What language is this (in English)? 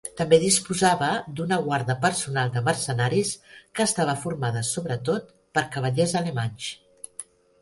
Catalan